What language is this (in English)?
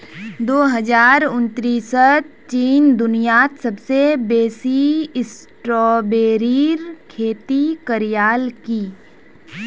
Magahi